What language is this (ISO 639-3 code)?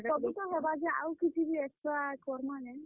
ori